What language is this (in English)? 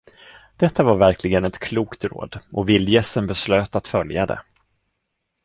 Swedish